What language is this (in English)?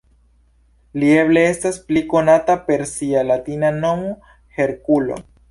Esperanto